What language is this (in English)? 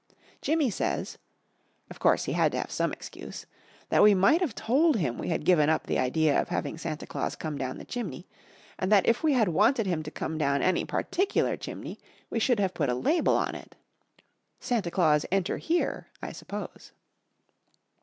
English